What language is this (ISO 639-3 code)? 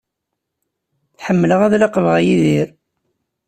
kab